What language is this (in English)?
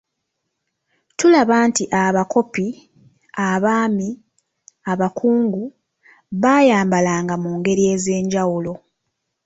Ganda